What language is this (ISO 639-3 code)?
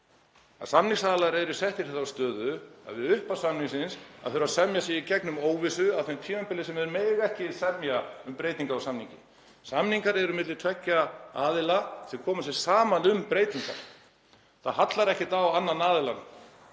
isl